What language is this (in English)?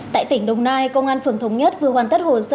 Vietnamese